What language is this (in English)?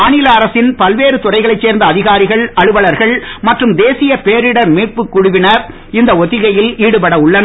Tamil